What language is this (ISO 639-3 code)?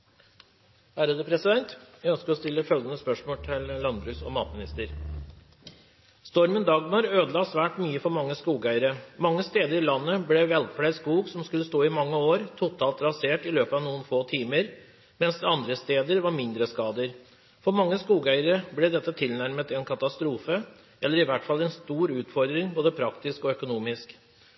nob